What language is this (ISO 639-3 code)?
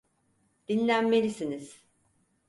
tur